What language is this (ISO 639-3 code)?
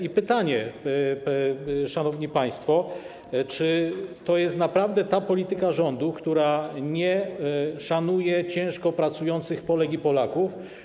pol